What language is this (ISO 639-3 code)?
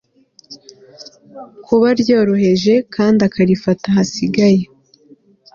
kin